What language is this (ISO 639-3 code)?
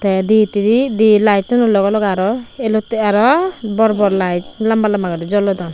ccp